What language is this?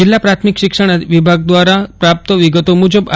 Gujarati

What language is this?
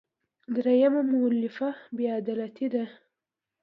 Pashto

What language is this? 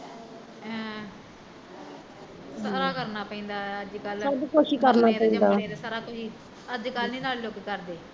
Punjabi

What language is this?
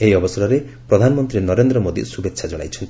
Odia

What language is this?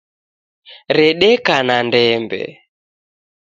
Taita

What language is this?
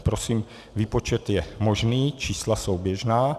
Czech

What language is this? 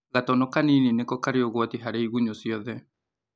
Kikuyu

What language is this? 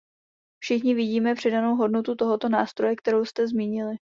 Czech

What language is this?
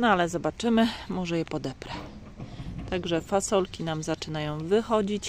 Polish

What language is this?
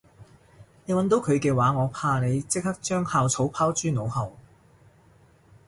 Cantonese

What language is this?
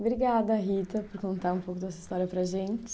Portuguese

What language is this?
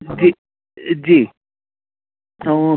Sindhi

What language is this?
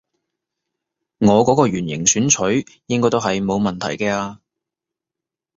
Cantonese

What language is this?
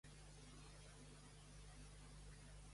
Catalan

